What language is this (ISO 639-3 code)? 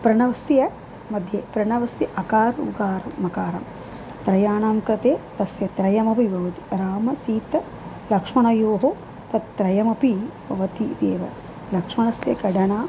san